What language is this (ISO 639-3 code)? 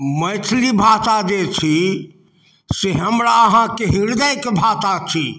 mai